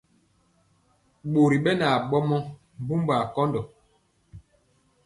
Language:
Mpiemo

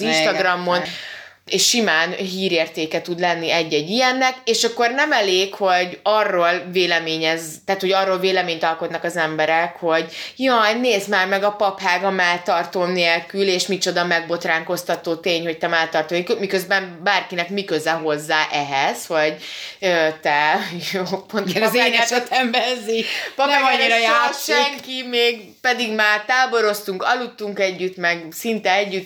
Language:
Hungarian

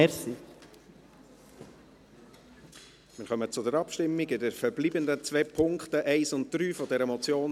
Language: Swiss German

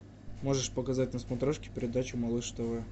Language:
Russian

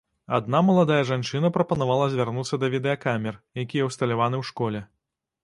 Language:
Belarusian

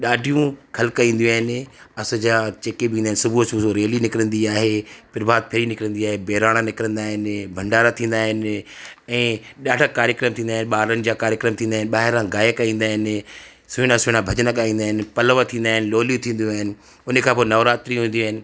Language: Sindhi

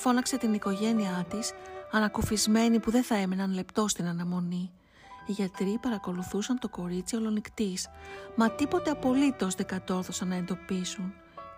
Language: Greek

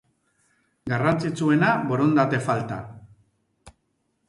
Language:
Basque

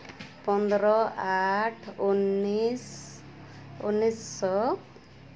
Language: Santali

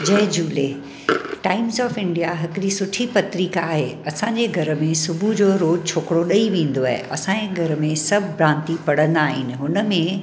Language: Sindhi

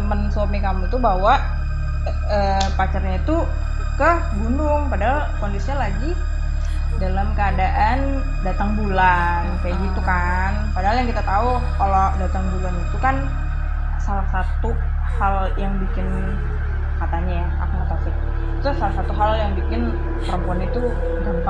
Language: Indonesian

